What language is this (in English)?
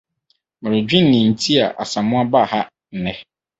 Akan